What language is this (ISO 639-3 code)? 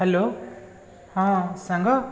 ori